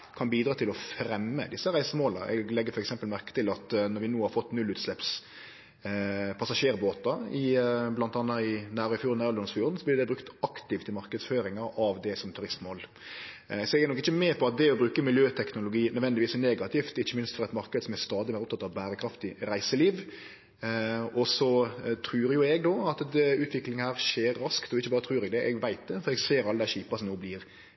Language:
Norwegian Nynorsk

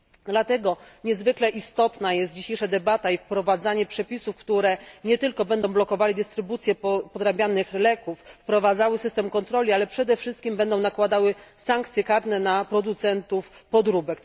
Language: Polish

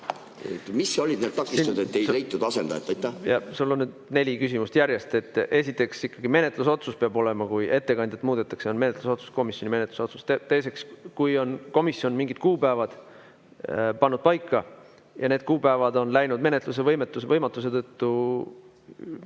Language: Estonian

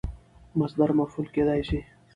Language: Pashto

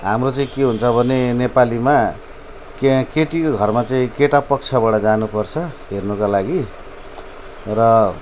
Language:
Nepali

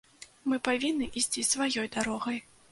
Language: Belarusian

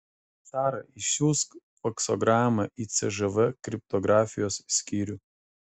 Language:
Lithuanian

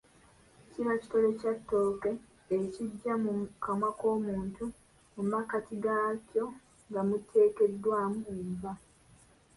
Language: Ganda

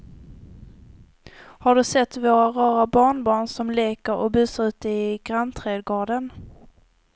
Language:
Swedish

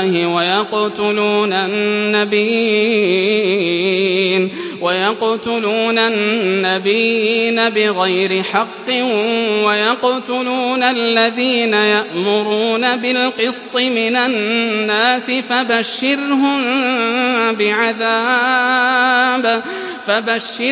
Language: Arabic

